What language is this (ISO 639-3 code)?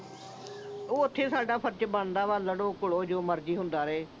pan